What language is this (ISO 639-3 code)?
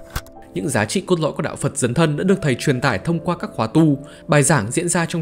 vie